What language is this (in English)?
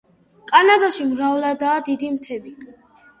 Georgian